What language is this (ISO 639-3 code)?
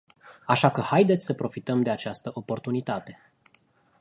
ron